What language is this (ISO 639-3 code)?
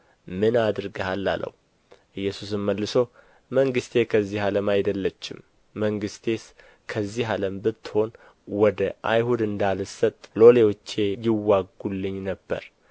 amh